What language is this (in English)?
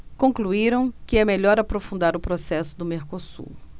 Portuguese